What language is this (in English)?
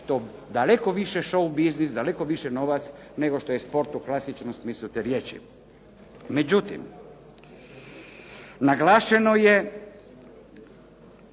Croatian